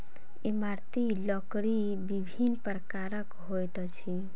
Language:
Maithili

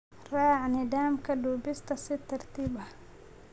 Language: Somali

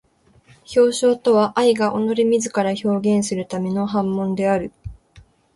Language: Japanese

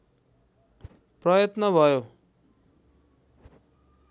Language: Nepali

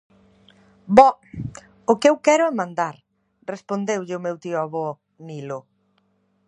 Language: Galician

